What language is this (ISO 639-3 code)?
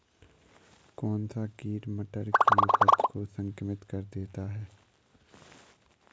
hin